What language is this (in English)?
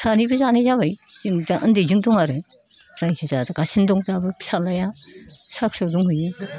Bodo